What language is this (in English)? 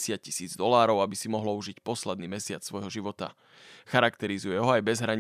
Slovak